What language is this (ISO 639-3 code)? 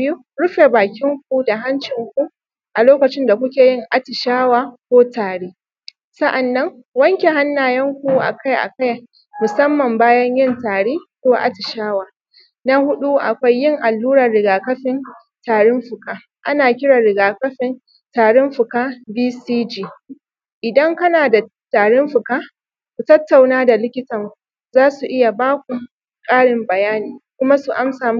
hau